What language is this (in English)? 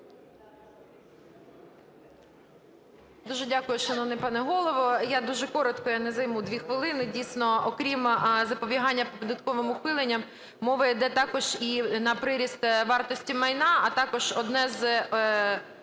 Ukrainian